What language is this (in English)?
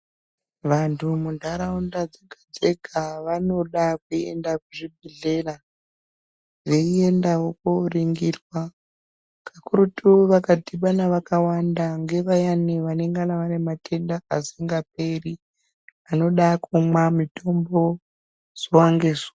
Ndau